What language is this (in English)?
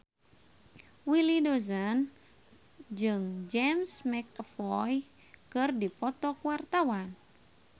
Sundanese